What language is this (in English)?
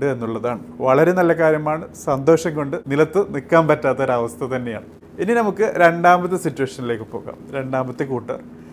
Malayalam